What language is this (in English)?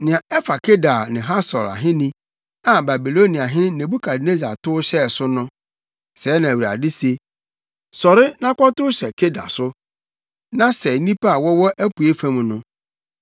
Akan